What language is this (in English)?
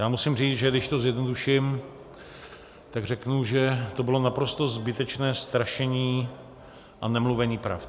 Czech